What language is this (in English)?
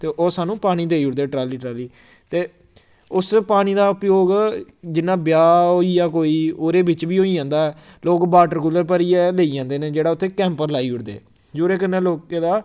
Dogri